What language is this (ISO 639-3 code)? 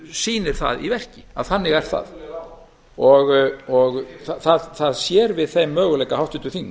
isl